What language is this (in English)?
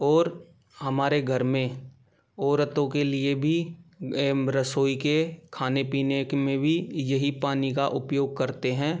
Hindi